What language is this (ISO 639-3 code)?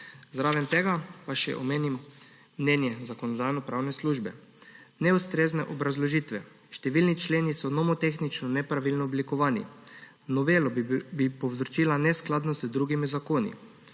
slv